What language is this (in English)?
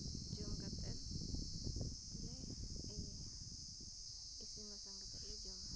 Santali